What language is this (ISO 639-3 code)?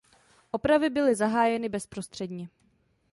ces